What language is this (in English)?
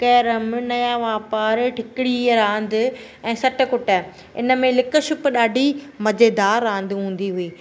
Sindhi